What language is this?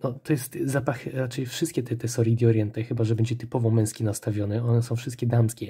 Polish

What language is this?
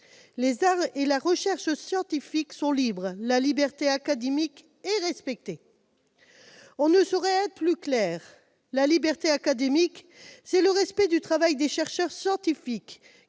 French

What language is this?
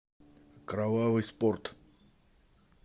Russian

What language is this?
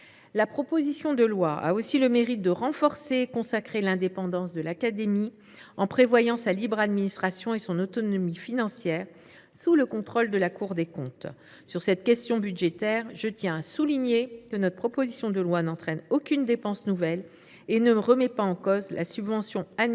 French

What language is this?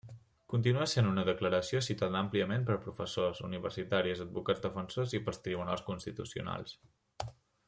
Catalan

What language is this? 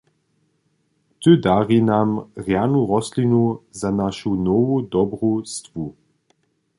Upper Sorbian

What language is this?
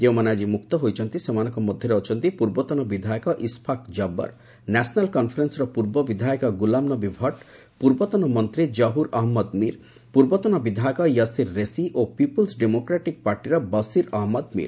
Odia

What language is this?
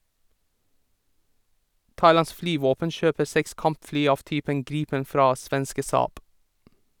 Norwegian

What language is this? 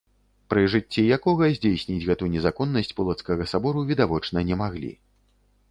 Belarusian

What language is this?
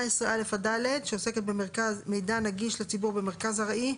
Hebrew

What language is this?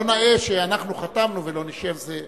Hebrew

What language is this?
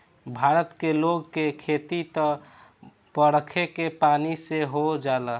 Bhojpuri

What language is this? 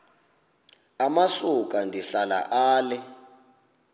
Xhosa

